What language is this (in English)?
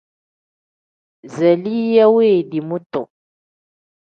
Tem